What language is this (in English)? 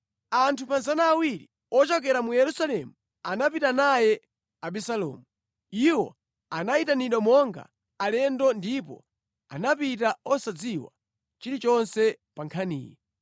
Nyanja